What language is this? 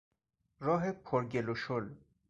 Persian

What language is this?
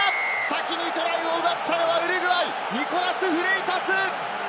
Japanese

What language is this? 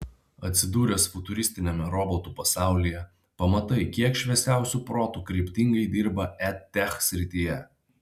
Lithuanian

